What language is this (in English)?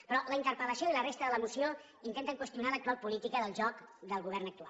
Catalan